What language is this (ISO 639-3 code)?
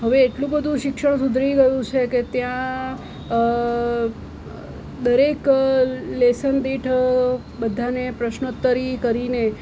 guj